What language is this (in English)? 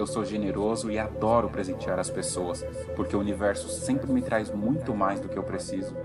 Portuguese